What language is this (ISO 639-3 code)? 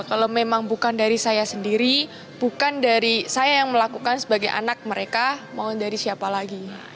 ind